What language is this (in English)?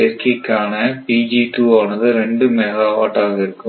Tamil